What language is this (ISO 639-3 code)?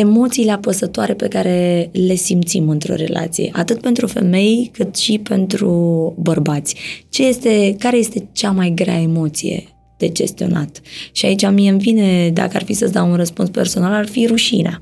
ron